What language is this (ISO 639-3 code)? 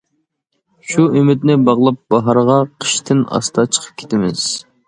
uig